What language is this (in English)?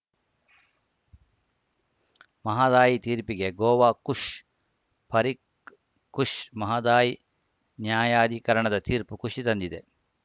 Kannada